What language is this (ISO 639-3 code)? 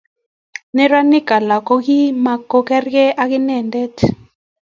kln